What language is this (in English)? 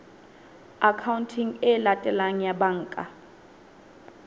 Southern Sotho